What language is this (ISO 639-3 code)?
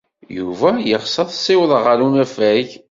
kab